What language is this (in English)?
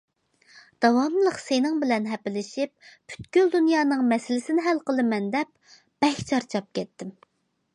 Uyghur